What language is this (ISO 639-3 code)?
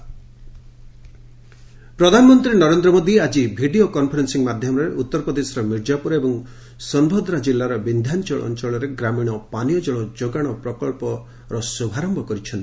ori